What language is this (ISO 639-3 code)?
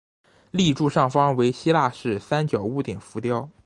zho